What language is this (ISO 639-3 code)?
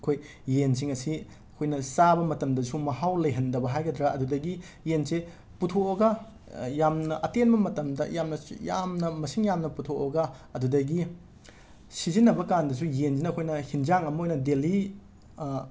mni